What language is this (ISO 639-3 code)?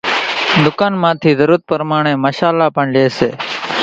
gjk